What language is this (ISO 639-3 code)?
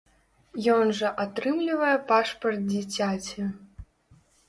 bel